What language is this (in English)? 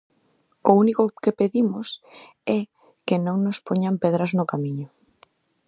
Galician